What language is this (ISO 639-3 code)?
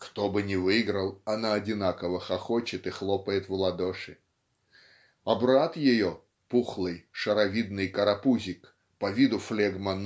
rus